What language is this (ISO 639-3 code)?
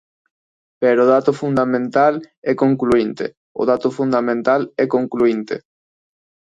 glg